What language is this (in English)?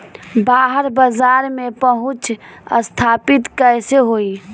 Bhojpuri